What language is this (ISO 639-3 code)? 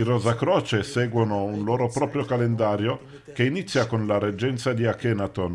ita